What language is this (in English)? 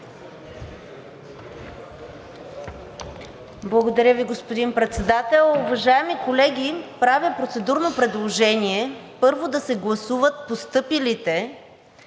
Bulgarian